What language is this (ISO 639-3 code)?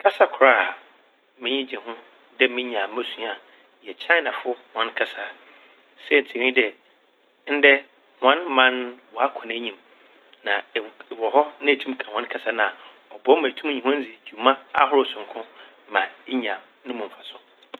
aka